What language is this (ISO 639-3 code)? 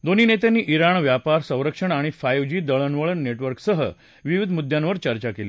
mar